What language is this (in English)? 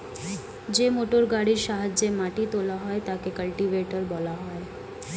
Bangla